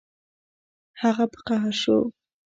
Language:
Pashto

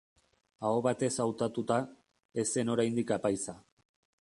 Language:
Basque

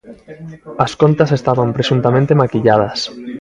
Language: Galician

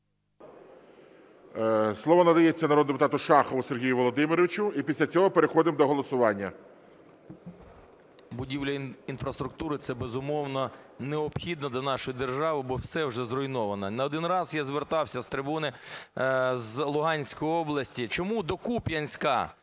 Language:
Ukrainian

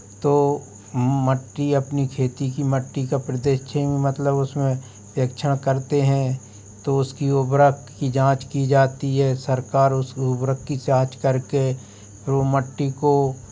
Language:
Hindi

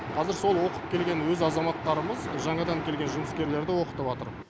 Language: Kazakh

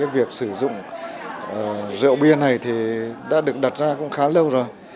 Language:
Vietnamese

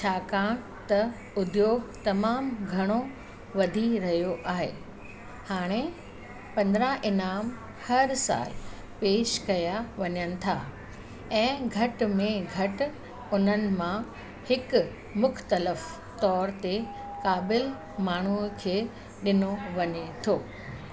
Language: Sindhi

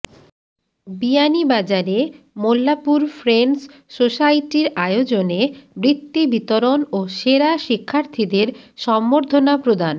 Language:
Bangla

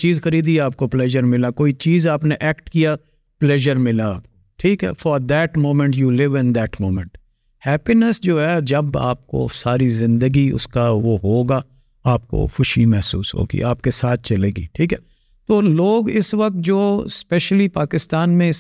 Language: Urdu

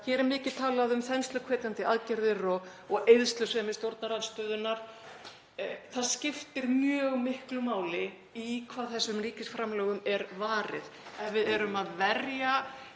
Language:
Icelandic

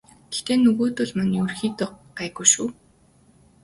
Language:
Mongolian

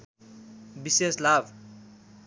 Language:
Nepali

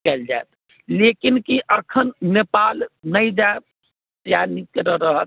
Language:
Maithili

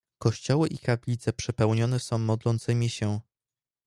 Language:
Polish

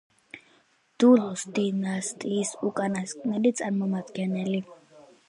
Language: Georgian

